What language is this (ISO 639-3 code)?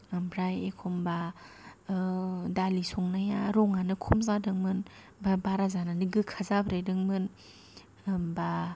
brx